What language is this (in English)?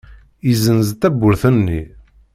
Kabyle